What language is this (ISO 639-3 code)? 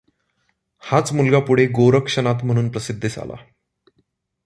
mar